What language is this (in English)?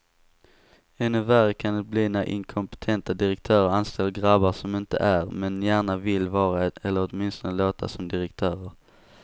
Swedish